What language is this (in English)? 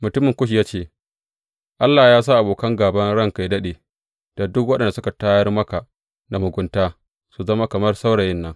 Hausa